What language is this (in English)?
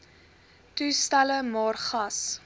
Afrikaans